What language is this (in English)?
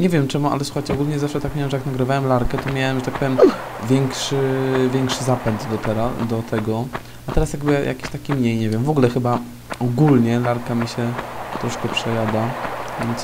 Polish